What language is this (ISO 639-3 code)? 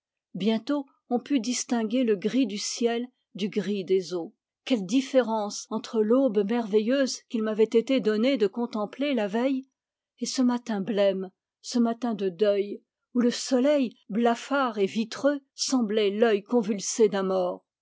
fra